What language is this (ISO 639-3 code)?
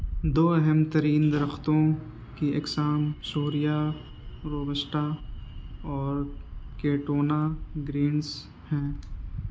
urd